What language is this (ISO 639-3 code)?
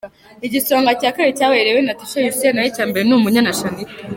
kin